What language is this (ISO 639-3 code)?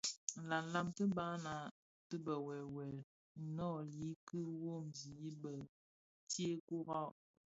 ksf